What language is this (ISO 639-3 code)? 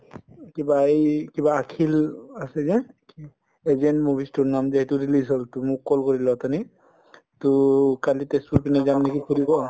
asm